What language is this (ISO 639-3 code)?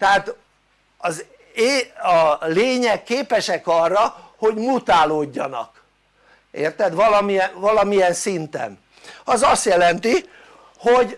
hun